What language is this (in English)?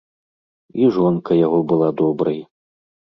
Belarusian